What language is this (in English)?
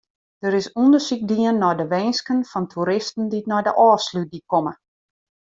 Western Frisian